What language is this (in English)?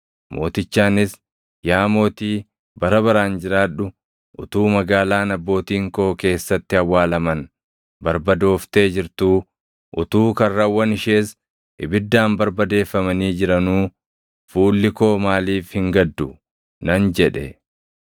Oromo